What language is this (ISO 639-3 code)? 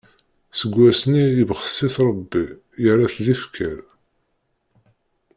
kab